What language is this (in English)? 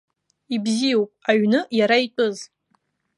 Abkhazian